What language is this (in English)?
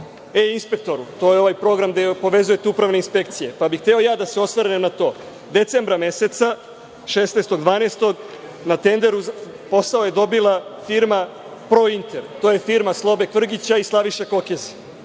Serbian